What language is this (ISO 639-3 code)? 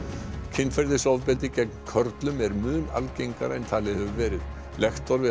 isl